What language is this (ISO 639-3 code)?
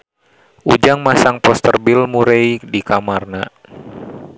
sun